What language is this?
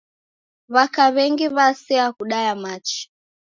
Taita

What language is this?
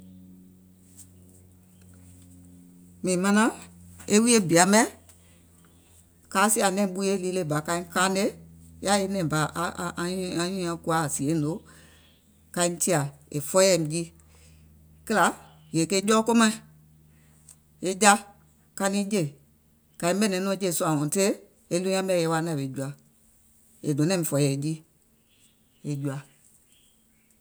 Gola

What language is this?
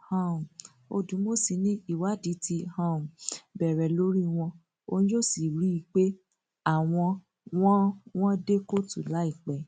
Yoruba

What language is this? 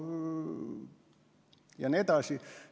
Estonian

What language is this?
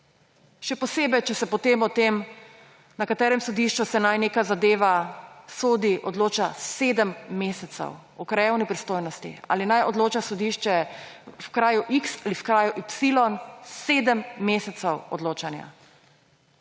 Slovenian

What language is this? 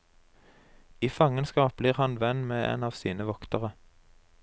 Norwegian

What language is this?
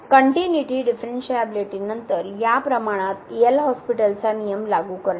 Marathi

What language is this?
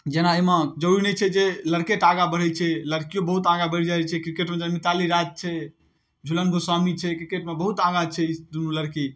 Maithili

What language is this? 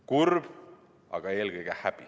Estonian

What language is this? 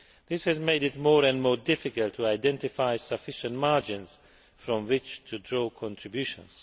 English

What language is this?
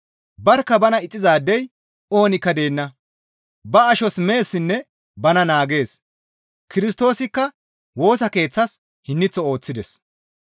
Gamo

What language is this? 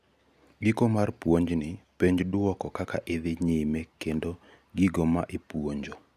Luo (Kenya and Tanzania)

